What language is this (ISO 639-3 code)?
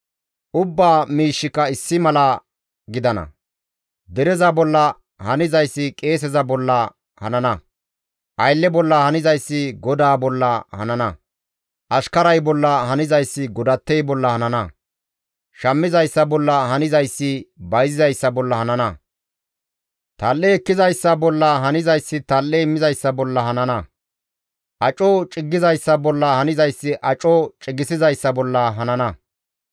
gmv